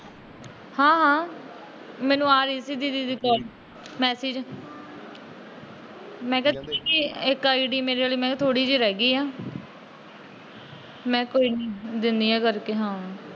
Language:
Punjabi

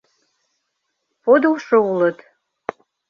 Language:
Mari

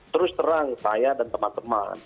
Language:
Indonesian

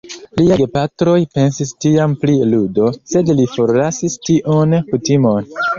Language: Esperanto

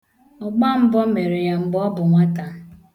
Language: Igbo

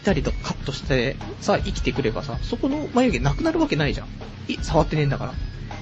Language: Japanese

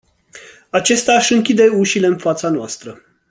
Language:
Romanian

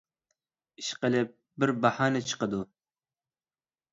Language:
Uyghur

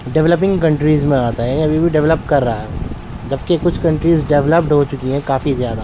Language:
Urdu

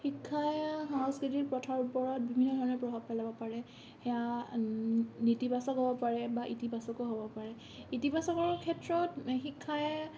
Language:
Assamese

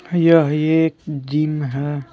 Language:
Hindi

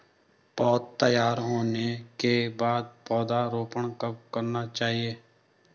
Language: Hindi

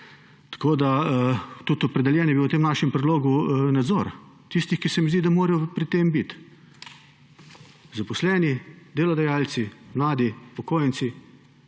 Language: Slovenian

